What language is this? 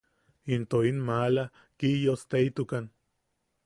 Yaqui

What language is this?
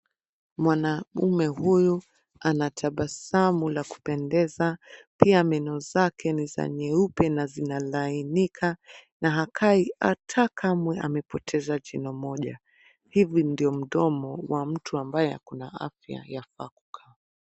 Swahili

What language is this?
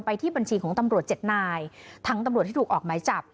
Thai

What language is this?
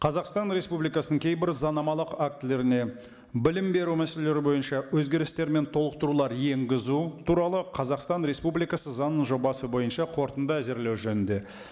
Kazakh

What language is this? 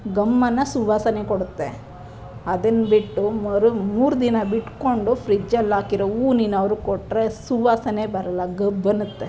Kannada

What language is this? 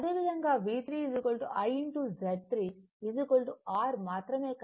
Telugu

